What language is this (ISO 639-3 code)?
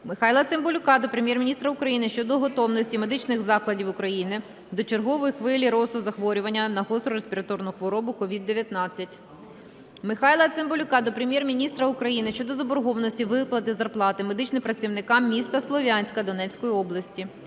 ukr